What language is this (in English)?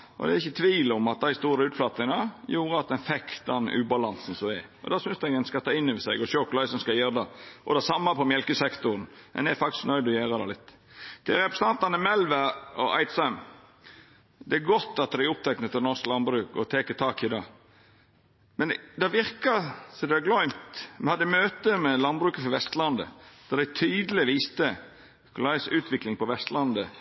Norwegian Nynorsk